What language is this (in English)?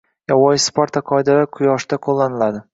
Uzbek